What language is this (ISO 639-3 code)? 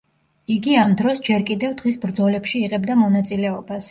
kat